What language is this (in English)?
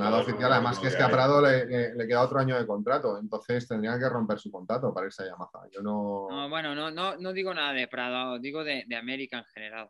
Spanish